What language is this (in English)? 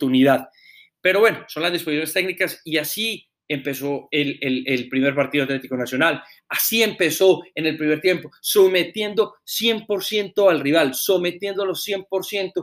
Spanish